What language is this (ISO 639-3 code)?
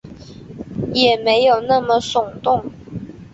zho